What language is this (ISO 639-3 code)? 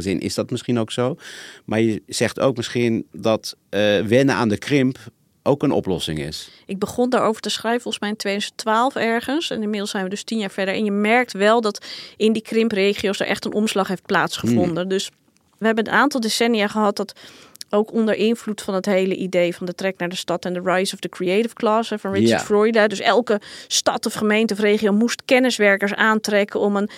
nld